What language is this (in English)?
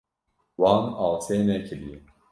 Kurdish